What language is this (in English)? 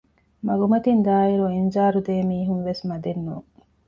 Divehi